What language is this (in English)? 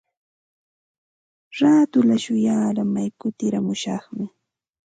Santa Ana de Tusi Pasco Quechua